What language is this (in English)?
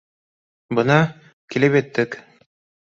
Bashkir